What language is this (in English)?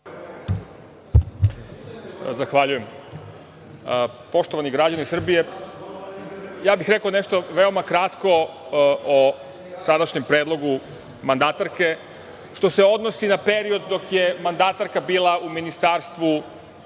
Serbian